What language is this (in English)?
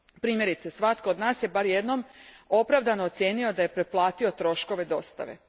Croatian